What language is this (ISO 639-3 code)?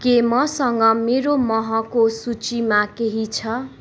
nep